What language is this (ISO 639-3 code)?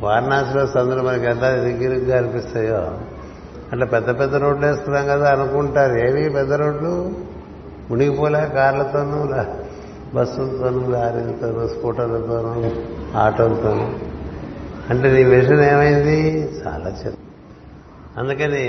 tel